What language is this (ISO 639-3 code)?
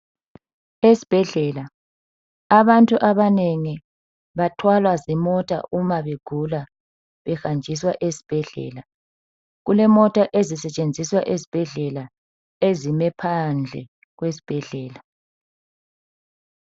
nde